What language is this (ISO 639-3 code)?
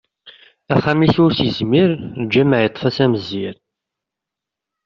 kab